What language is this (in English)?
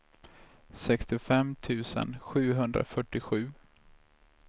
Swedish